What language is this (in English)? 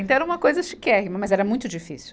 Portuguese